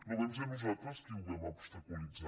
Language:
Catalan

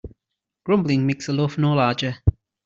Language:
English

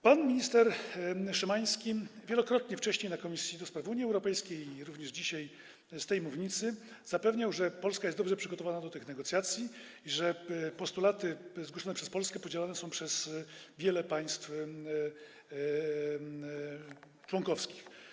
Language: Polish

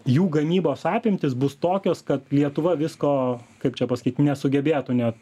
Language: Lithuanian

